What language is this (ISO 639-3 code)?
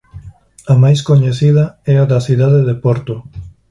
glg